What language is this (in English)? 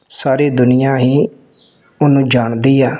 Punjabi